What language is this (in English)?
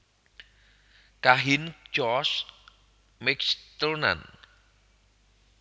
Javanese